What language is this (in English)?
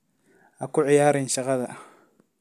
Somali